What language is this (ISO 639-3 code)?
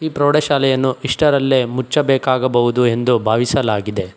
kan